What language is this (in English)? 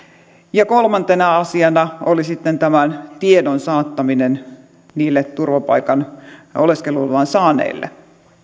Finnish